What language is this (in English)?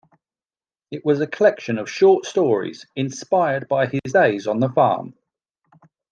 English